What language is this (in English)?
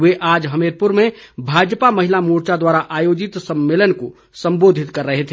Hindi